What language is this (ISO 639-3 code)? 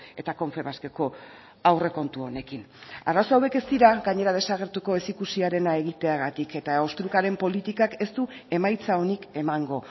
eus